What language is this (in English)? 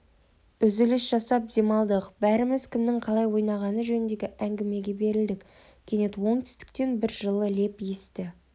Kazakh